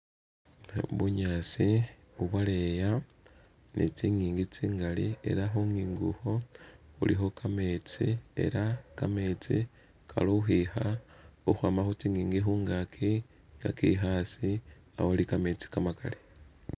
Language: Masaaba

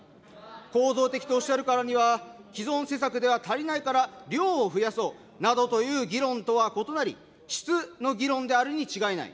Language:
Japanese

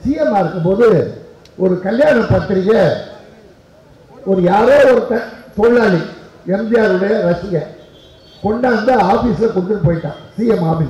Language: Arabic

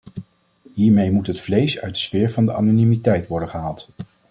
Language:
Dutch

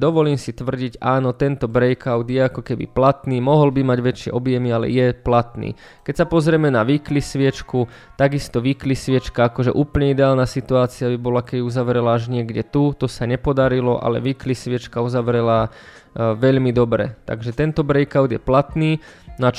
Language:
Slovak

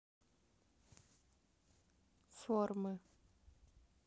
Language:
Russian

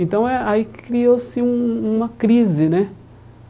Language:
Portuguese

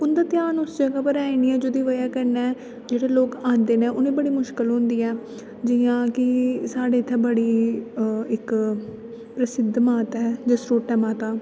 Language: Dogri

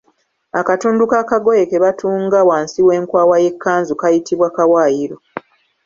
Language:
Ganda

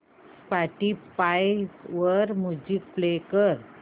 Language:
Marathi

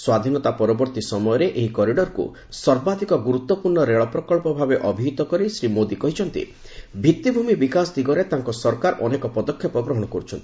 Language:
Odia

